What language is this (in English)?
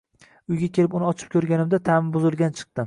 Uzbek